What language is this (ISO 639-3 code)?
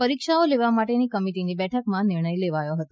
guj